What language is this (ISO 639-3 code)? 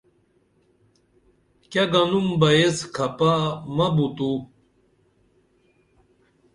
dml